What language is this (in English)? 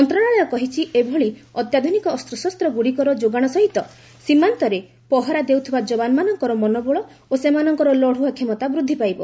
Odia